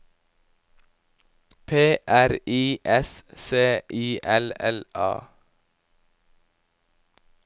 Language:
Norwegian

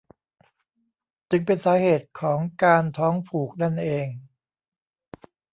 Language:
Thai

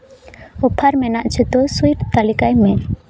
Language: Santali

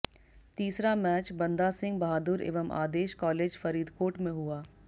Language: Hindi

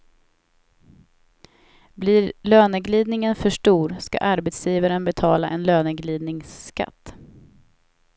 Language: Swedish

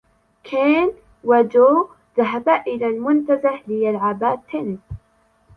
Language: Arabic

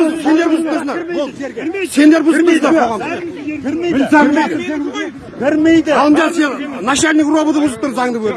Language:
Turkish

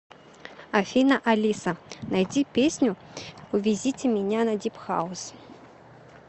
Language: Russian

